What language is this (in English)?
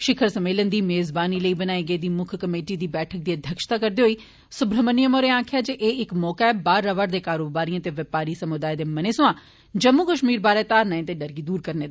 Dogri